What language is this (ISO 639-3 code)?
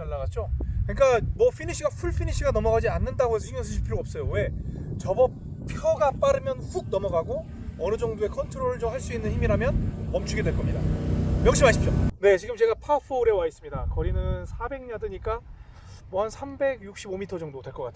kor